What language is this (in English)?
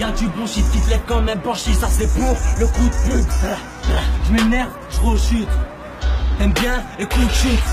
French